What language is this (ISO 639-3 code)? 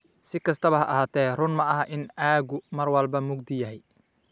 som